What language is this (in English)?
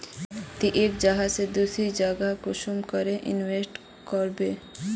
Magahi